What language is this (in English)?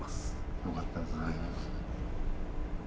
Japanese